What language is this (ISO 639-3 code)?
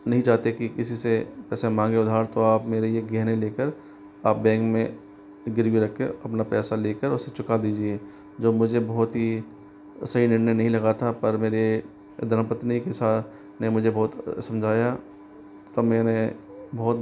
hin